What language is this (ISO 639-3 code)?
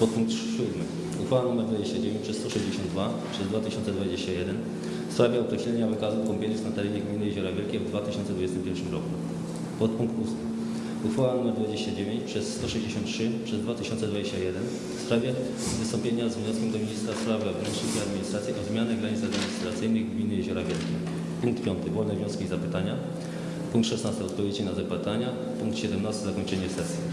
pol